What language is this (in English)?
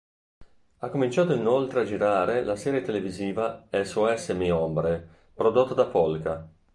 Italian